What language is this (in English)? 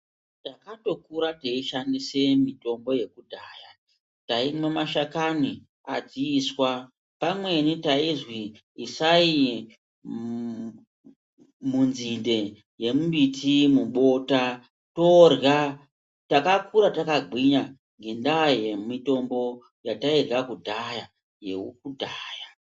Ndau